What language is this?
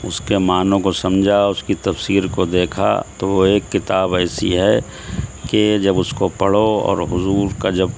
Urdu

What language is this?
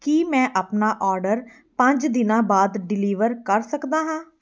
Punjabi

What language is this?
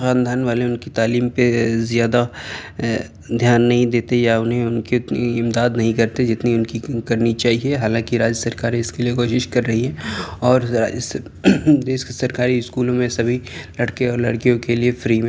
Urdu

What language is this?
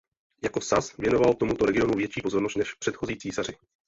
Czech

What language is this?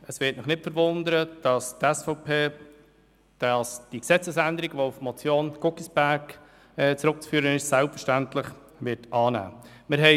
Swiss German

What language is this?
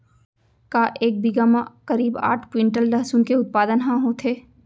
Chhattisgarhi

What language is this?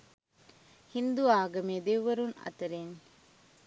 Sinhala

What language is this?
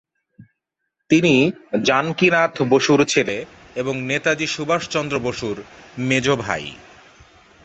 Bangla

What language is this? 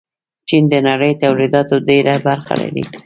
Pashto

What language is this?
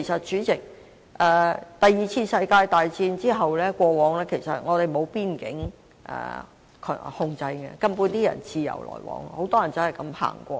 Cantonese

